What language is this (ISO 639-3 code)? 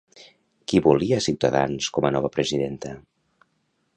cat